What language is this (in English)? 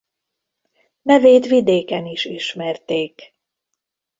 Hungarian